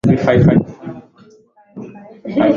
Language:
Swahili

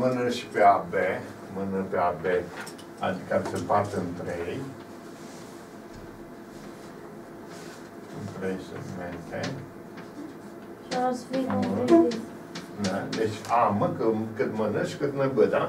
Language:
Romanian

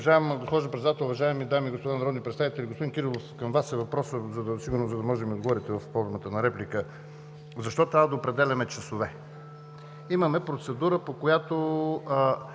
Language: Bulgarian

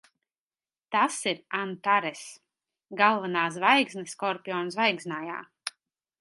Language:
Latvian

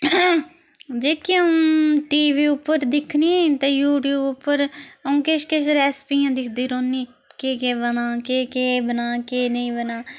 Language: Dogri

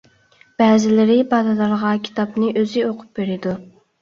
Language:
Uyghur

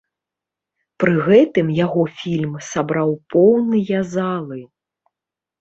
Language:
Belarusian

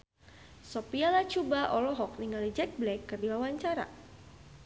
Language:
Sundanese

